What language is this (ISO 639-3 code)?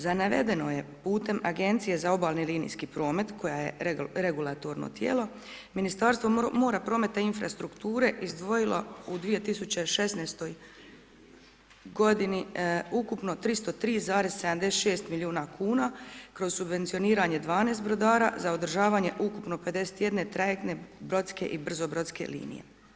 hrv